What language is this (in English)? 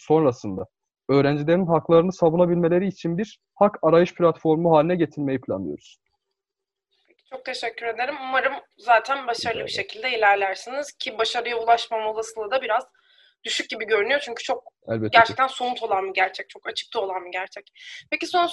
Turkish